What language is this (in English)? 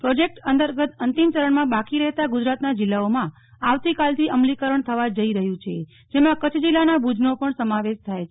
Gujarati